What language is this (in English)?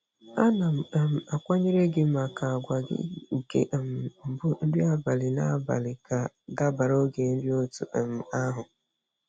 Igbo